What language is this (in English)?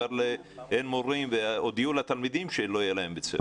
Hebrew